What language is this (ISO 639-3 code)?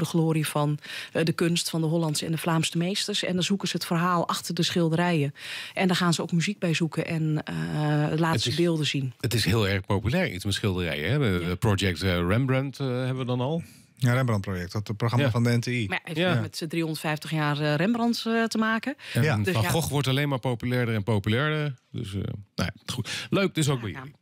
nld